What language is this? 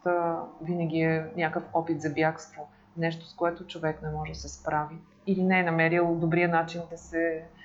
Bulgarian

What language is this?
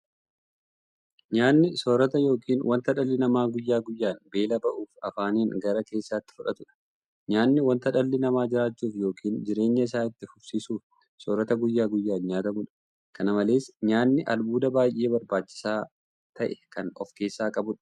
Oromo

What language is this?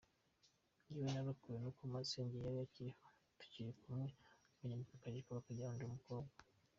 Kinyarwanda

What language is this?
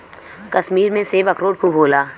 Bhojpuri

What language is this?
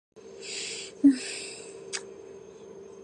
Georgian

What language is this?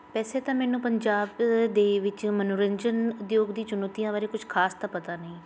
Punjabi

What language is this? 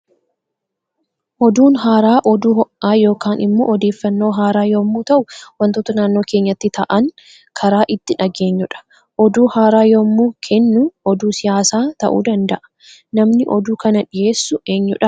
Oromo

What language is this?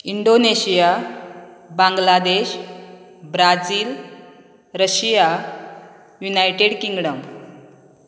Konkani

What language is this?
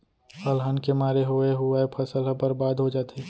Chhattisgarhi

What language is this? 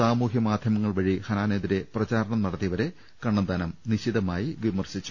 Malayalam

